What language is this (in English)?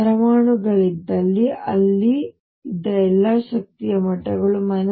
Kannada